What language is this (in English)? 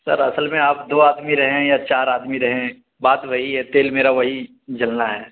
Urdu